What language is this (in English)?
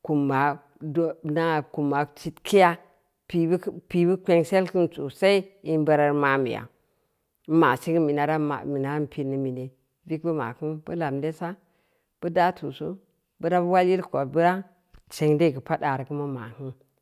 Samba Leko